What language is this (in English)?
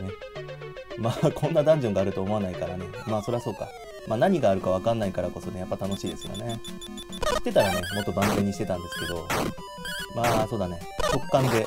Japanese